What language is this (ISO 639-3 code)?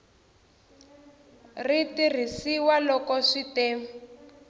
tso